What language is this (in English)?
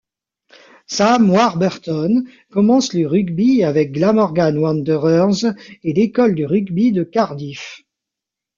French